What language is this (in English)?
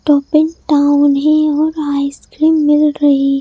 Hindi